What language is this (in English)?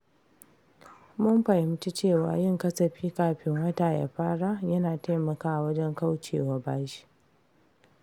Hausa